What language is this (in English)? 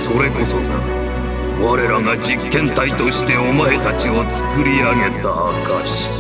Japanese